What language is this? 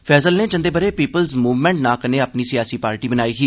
Dogri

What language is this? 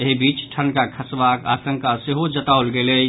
Maithili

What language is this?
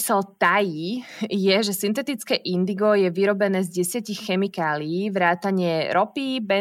Slovak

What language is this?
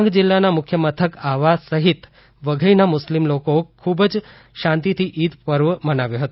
Gujarati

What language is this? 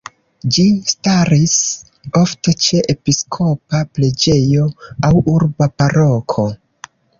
Esperanto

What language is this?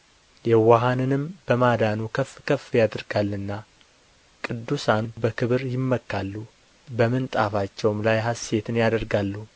Amharic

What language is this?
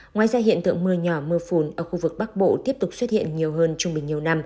Vietnamese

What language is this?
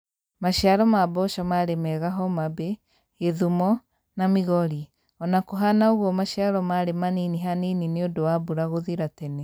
Kikuyu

